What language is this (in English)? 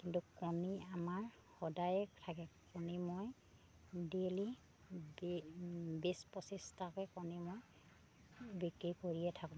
Assamese